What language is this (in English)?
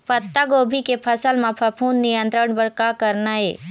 Chhattisgarhi